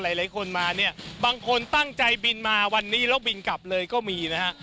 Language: Thai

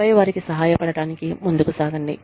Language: Telugu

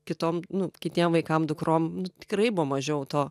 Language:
Lithuanian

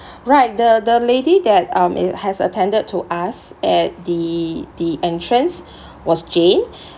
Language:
English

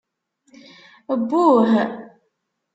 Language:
Kabyle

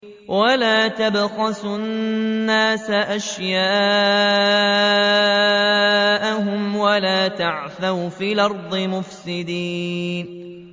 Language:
Arabic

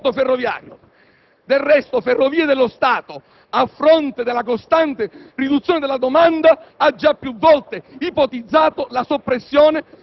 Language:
Italian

